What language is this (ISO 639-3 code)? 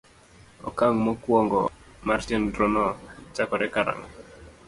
luo